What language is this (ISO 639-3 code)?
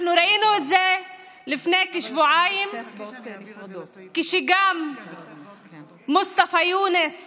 heb